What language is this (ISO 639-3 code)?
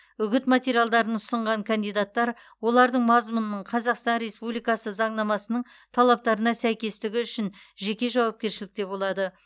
kaz